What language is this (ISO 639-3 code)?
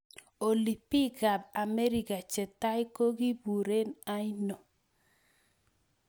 kln